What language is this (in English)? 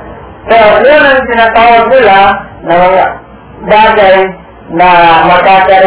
Filipino